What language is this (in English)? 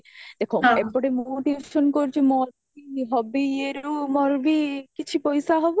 Odia